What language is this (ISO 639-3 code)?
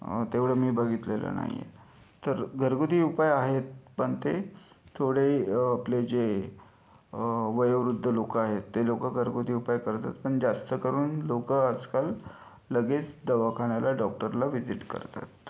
mar